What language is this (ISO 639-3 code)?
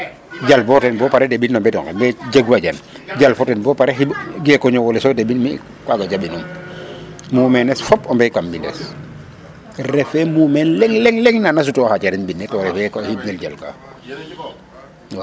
srr